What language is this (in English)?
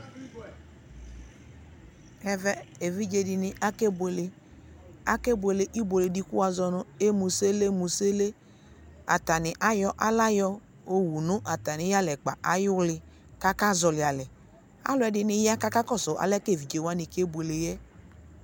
Ikposo